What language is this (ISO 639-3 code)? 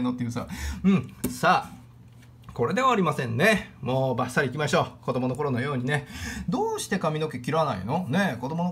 jpn